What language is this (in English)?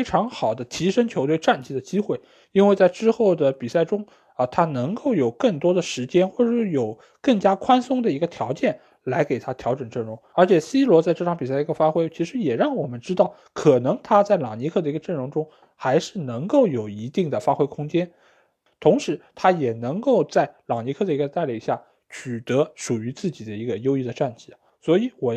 Chinese